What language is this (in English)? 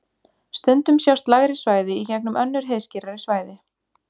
Icelandic